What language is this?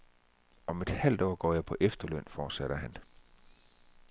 Danish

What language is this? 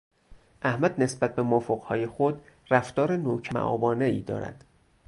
Persian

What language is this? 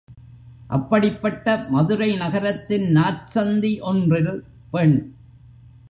Tamil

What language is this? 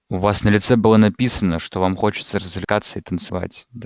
Russian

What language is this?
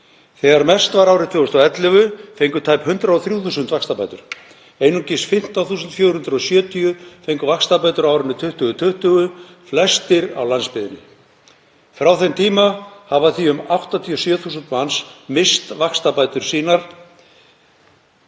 Icelandic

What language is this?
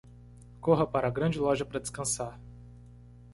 Portuguese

